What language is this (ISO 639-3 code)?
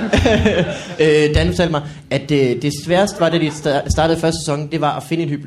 dan